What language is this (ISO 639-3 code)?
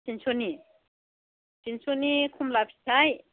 brx